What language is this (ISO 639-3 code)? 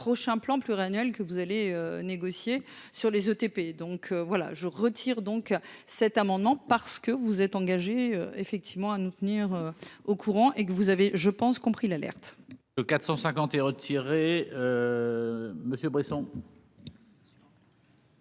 fra